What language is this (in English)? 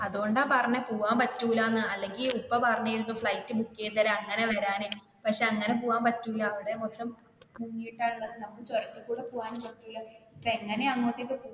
Malayalam